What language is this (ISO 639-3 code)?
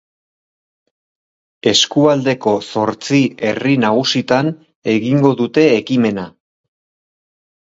eus